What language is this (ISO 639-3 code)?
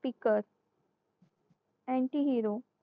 mar